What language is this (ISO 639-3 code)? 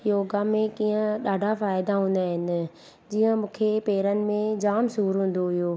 snd